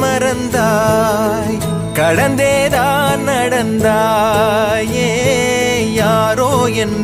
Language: Hindi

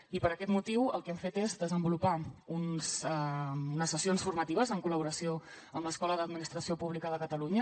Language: Catalan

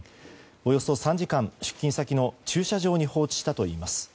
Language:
Japanese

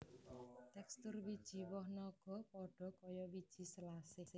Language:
Javanese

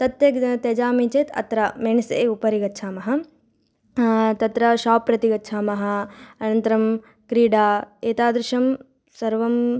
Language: Sanskrit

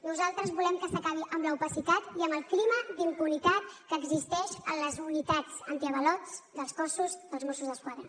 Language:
Catalan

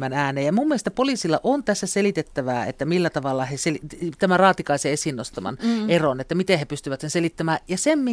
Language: Finnish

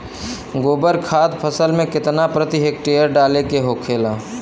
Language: Bhojpuri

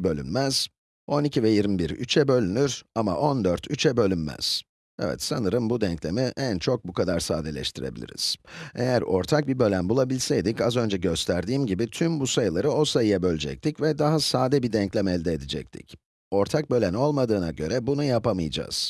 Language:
Turkish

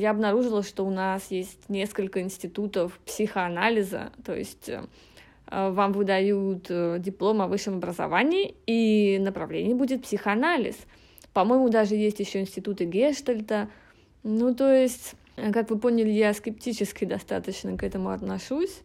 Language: Russian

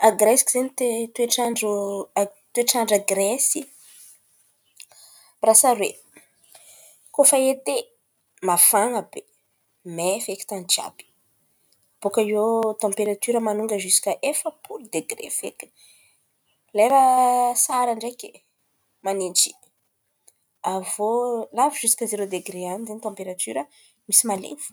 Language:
Antankarana Malagasy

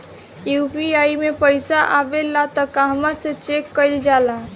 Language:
Bhojpuri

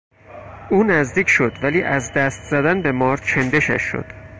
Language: Persian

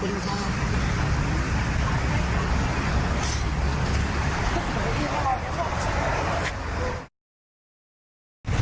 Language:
Thai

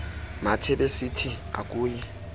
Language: Xhosa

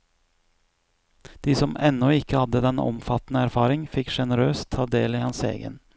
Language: Norwegian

